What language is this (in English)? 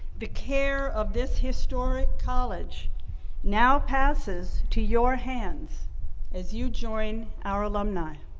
English